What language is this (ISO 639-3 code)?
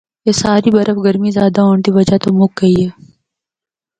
hno